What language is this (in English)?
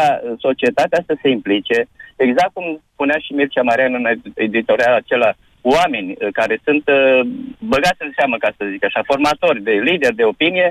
Romanian